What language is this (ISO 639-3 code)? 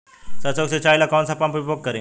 bho